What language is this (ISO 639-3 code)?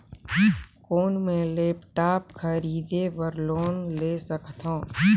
hne